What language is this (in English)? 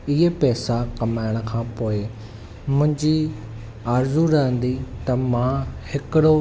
Sindhi